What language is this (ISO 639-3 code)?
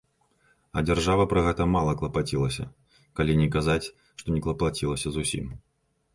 bel